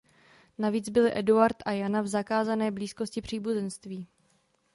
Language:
Czech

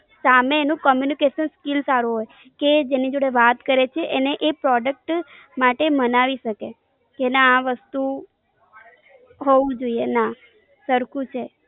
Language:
Gujarati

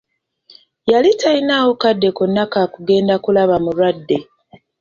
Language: Ganda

